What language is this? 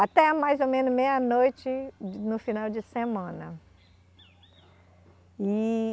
Portuguese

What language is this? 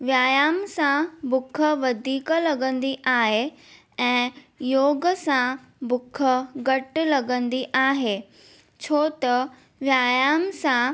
Sindhi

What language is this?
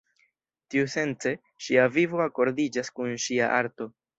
Esperanto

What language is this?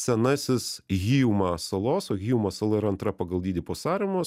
Lithuanian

